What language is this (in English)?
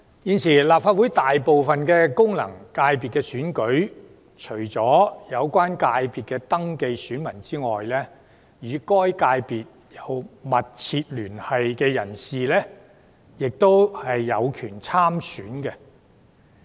Cantonese